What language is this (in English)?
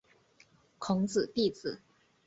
Chinese